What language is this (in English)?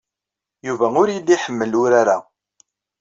Kabyle